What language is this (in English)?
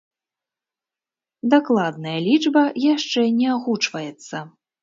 Belarusian